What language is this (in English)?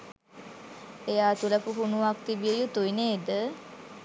Sinhala